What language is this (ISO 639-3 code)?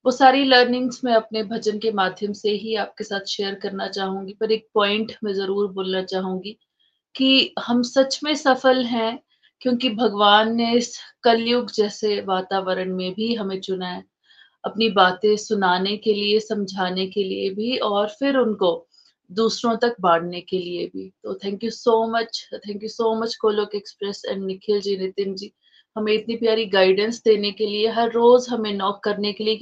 hin